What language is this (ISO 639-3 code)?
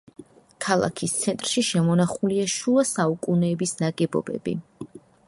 kat